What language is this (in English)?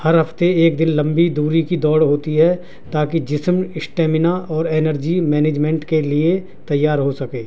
Urdu